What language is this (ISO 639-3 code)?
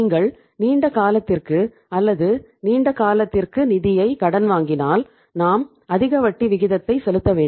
tam